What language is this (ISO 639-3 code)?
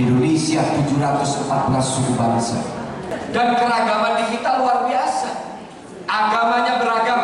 ind